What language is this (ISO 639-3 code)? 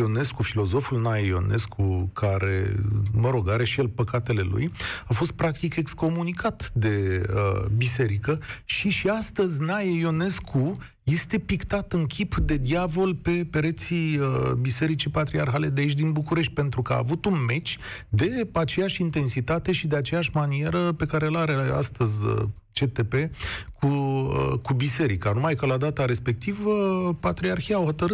ron